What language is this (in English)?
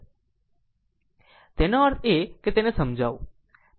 Gujarati